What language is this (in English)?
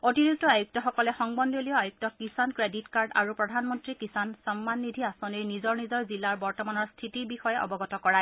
Assamese